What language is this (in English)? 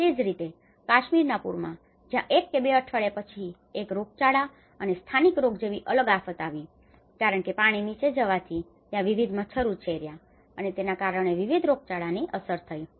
Gujarati